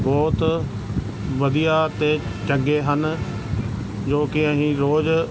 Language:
Punjabi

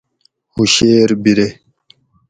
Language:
Gawri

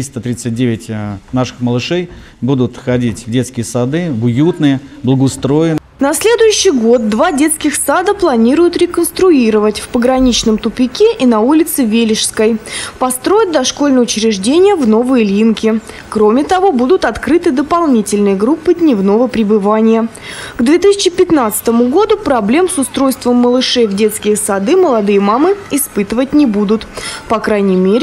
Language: Russian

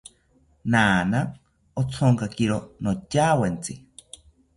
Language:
South Ucayali Ashéninka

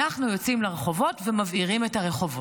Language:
Hebrew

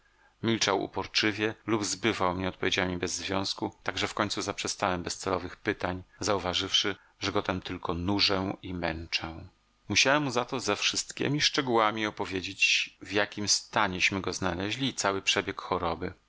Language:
Polish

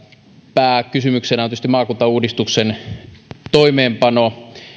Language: Finnish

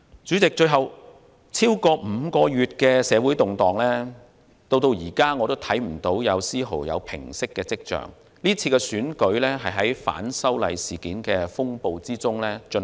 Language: Cantonese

